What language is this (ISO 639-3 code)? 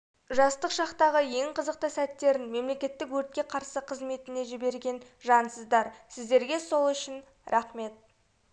kaz